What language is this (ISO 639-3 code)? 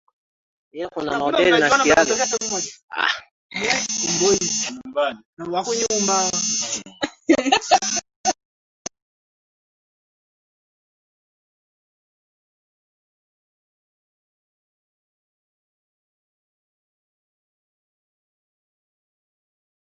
swa